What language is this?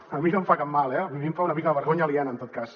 Catalan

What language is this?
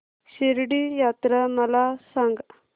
Marathi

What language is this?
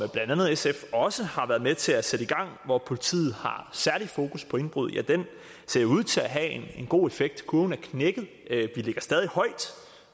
Danish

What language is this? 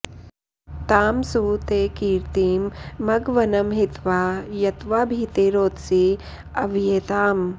Sanskrit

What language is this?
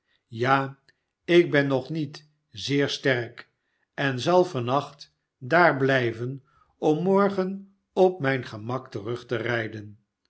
Dutch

